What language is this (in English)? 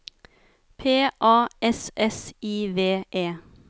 Norwegian